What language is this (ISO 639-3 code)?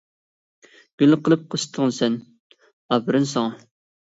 uig